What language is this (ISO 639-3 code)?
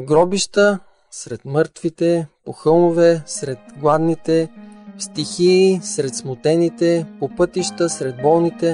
bul